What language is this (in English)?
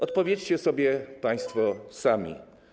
Polish